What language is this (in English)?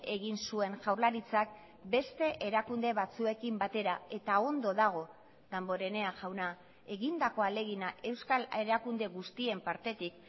Basque